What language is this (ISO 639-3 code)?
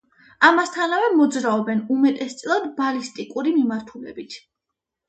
kat